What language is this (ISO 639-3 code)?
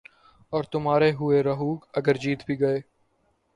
urd